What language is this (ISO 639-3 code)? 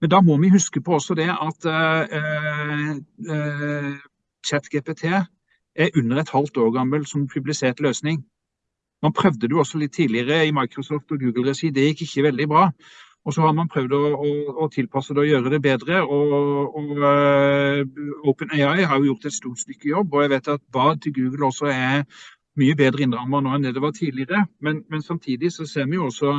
nor